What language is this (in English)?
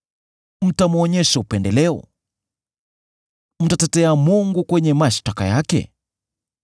Swahili